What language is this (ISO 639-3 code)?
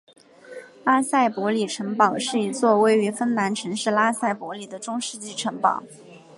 zho